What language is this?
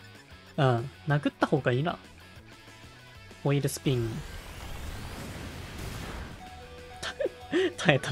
Japanese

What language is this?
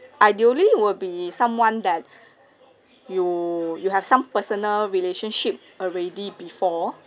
English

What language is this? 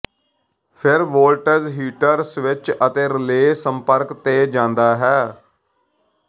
Punjabi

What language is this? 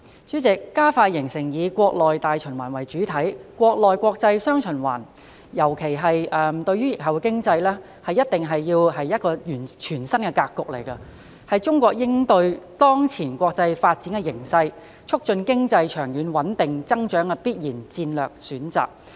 Cantonese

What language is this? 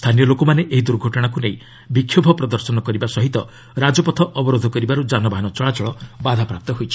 Odia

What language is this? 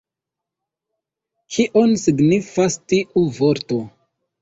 Esperanto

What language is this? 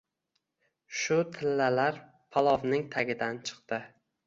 Uzbek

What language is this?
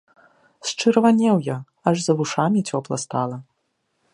Belarusian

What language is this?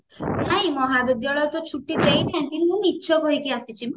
Odia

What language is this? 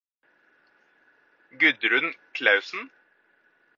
Norwegian Bokmål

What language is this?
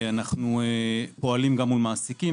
Hebrew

